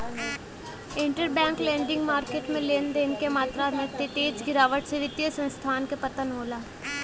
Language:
Bhojpuri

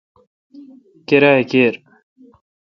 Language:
Kalkoti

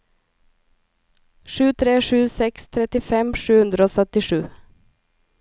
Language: Norwegian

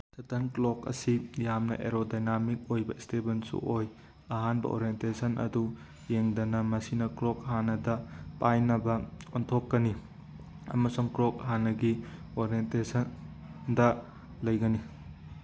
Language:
Manipuri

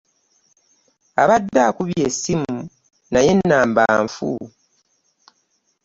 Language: Ganda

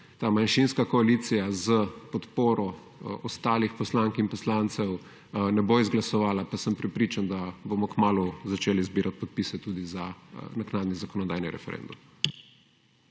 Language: Slovenian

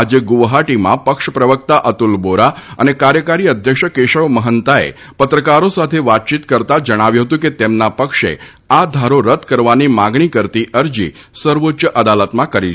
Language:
Gujarati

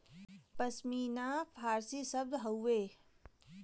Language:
Bhojpuri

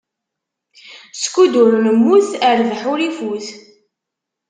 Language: Kabyle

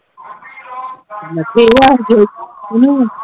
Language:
Punjabi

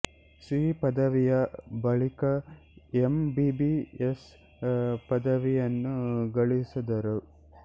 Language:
Kannada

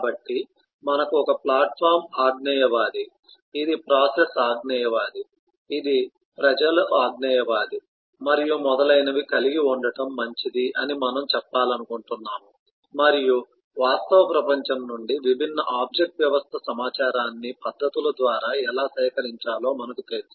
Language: Telugu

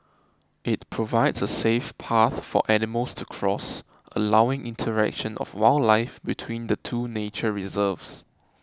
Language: English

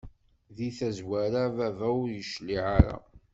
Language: Kabyle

